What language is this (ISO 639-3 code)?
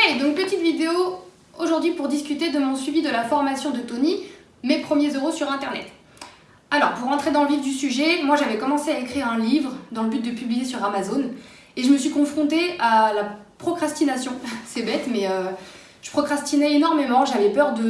fra